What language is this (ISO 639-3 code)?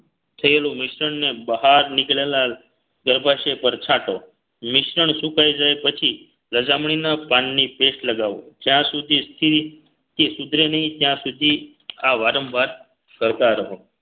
guj